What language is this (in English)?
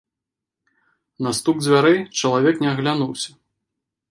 Belarusian